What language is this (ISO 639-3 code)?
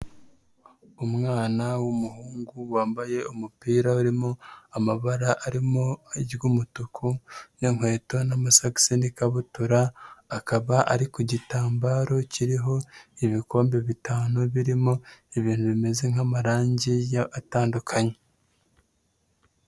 kin